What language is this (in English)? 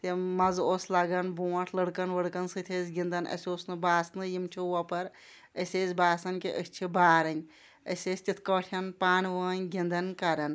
Kashmiri